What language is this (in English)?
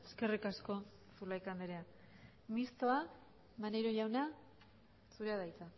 Basque